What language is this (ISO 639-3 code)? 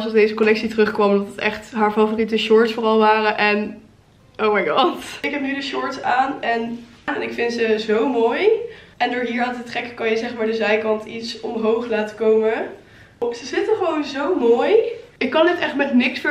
nld